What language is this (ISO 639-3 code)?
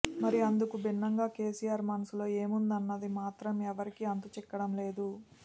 tel